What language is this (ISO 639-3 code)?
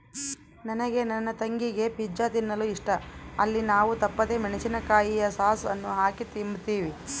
kan